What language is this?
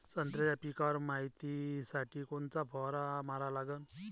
Marathi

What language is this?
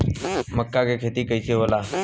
Bhojpuri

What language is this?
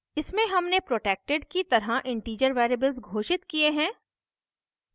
Hindi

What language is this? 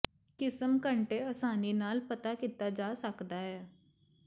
Punjabi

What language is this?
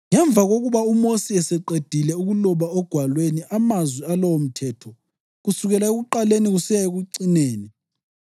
North Ndebele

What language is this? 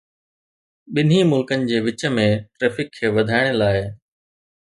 Sindhi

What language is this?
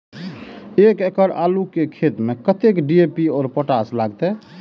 Maithili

